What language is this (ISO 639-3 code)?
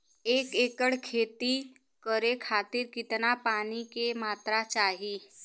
bho